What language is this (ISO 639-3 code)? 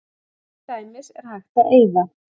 isl